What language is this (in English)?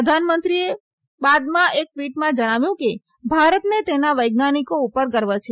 Gujarati